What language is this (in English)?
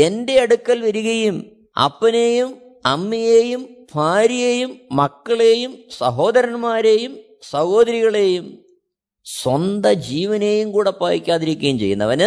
Malayalam